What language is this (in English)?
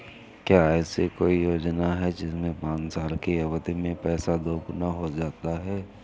Hindi